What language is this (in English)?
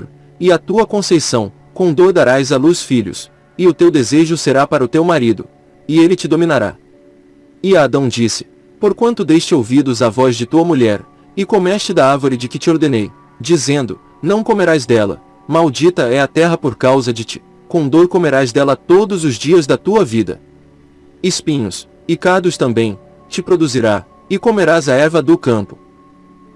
Portuguese